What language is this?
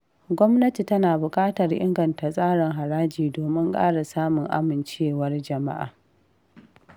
Hausa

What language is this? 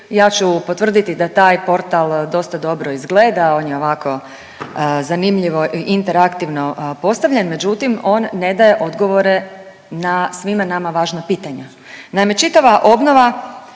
Croatian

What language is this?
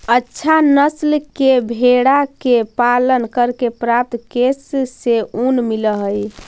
Magahi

